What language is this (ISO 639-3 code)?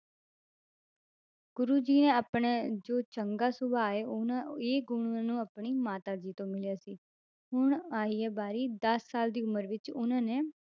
pan